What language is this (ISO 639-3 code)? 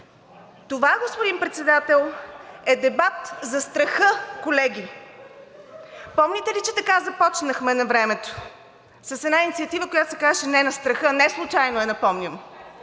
bul